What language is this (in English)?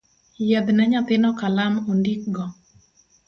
Luo (Kenya and Tanzania)